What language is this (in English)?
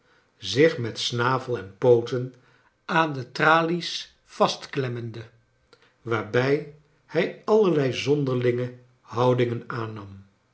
Dutch